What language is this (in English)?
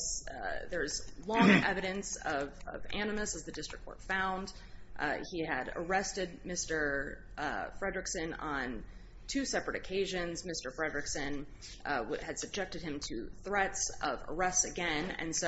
English